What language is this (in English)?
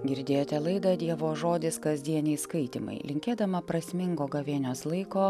Lithuanian